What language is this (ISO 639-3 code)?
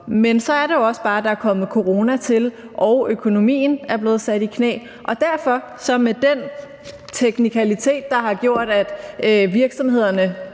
dan